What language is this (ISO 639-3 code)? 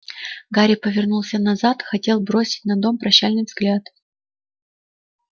rus